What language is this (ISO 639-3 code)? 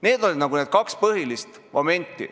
est